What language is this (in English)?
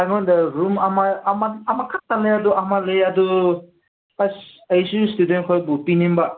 Manipuri